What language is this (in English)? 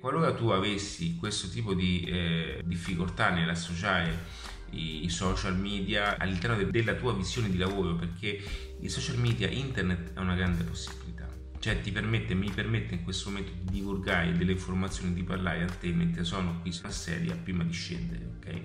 Italian